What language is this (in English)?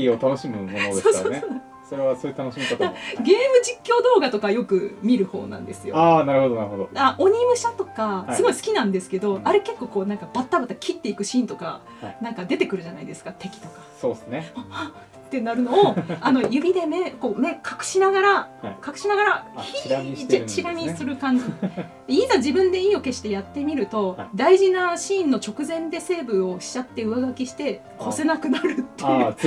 Japanese